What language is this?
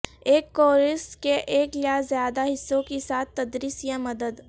Urdu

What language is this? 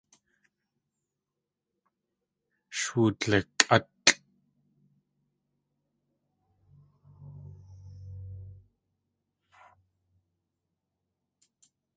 Tlingit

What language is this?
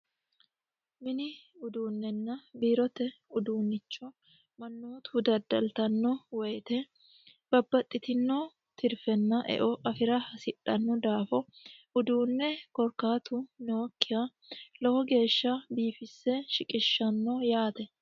Sidamo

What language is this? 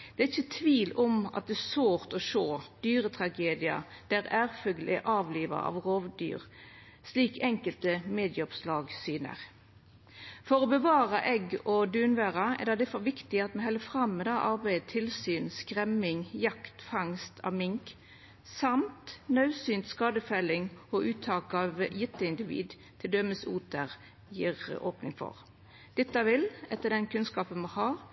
Norwegian Nynorsk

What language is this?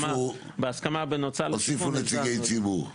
Hebrew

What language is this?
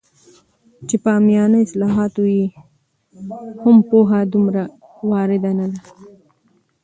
Pashto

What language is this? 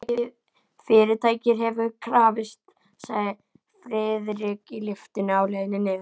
Icelandic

